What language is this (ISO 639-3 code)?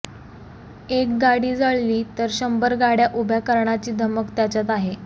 mar